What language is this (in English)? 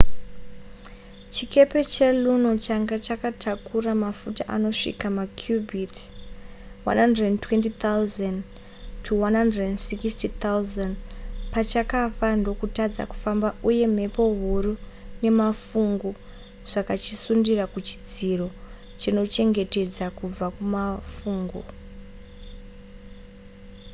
Shona